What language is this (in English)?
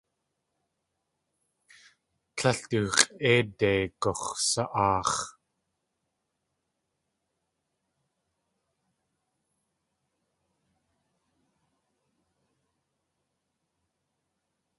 Tlingit